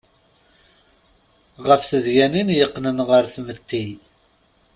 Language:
Kabyle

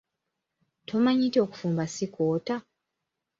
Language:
Ganda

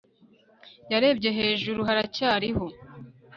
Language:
Kinyarwanda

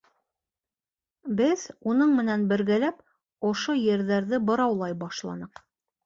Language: Bashkir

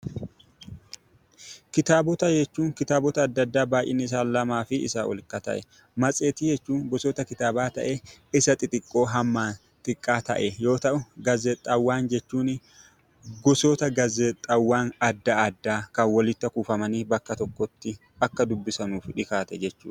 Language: Oromo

